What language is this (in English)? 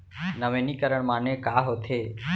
Chhattisgarhi